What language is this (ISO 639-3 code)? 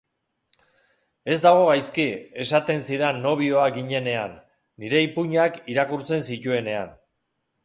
eus